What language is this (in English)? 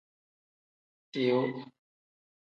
Tem